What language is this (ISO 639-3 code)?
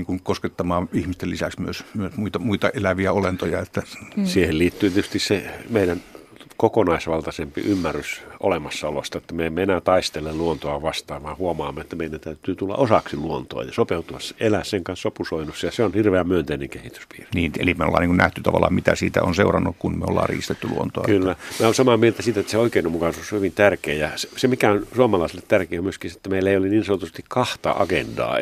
fin